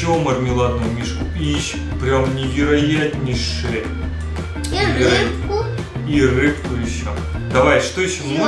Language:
Russian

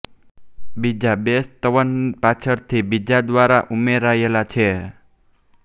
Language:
Gujarati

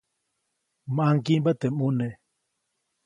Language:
Copainalá Zoque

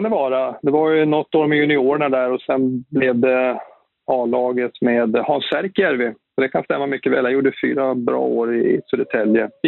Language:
Swedish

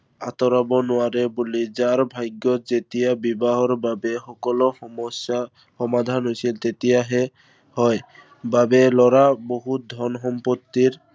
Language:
Assamese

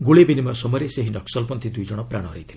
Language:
Odia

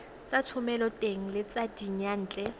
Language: Tswana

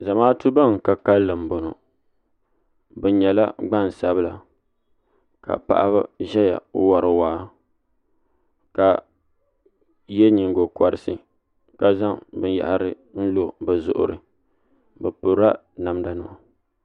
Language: Dagbani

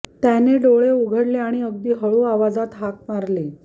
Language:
Marathi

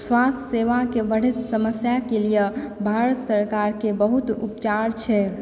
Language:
Maithili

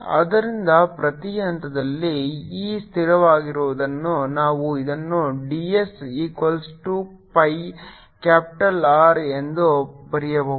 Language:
Kannada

